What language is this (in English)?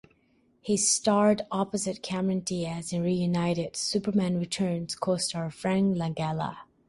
English